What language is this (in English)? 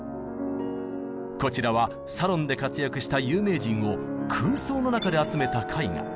Japanese